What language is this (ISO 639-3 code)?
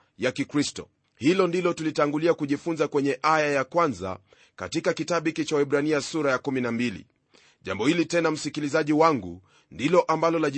swa